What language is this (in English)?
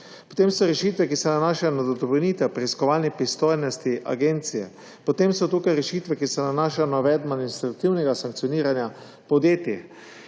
Slovenian